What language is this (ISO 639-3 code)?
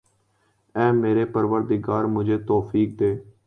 urd